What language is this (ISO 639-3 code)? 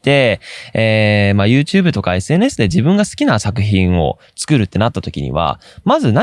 jpn